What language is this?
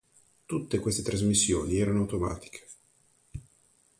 Italian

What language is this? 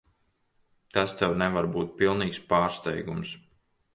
Latvian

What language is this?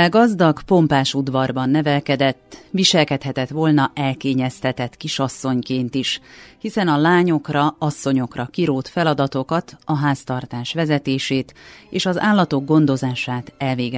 Hungarian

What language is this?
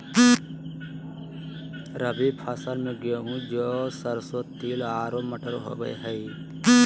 Magahi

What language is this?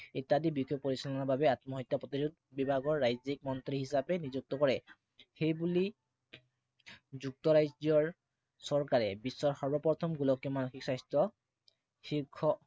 Assamese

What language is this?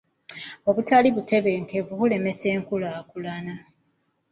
Ganda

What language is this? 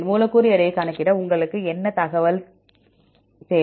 Tamil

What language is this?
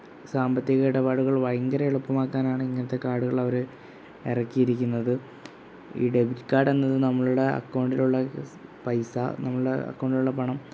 Malayalam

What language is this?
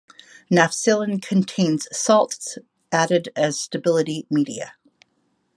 English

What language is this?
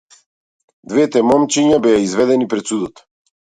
Macedonian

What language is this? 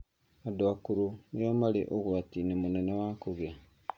Kikuyu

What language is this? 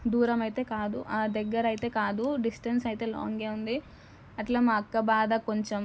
Telugu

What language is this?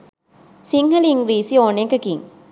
Sinhala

